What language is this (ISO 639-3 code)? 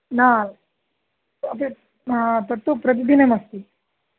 san